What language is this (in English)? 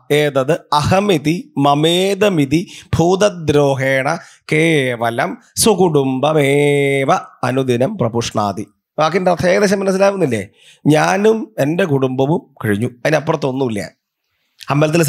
Malayalam